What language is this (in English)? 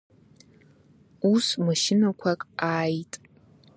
Abkhazian